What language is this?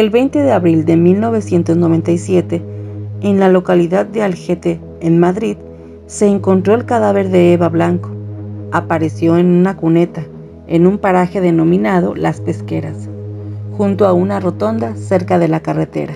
Spanish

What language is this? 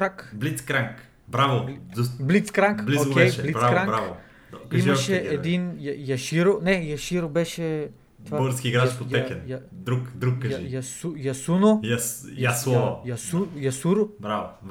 Bulgarian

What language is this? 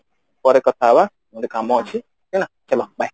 Odia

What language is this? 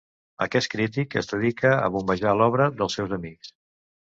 Catalan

